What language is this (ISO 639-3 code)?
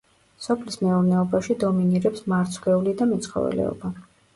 kat